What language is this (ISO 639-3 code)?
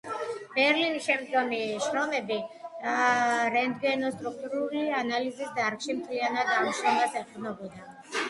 kat